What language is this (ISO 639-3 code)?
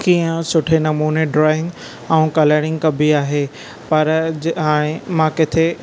snd